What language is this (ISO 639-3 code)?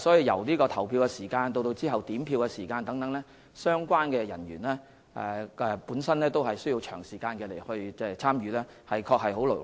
yue